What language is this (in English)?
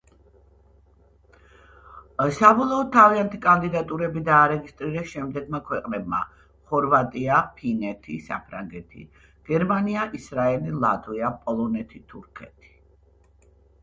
Georgian